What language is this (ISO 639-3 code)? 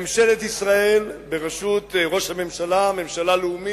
heb